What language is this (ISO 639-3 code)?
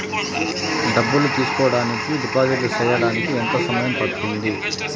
tel